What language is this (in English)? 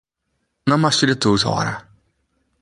Western Frisian